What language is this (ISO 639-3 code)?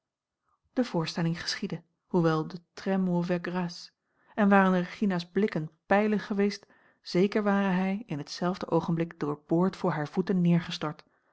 nld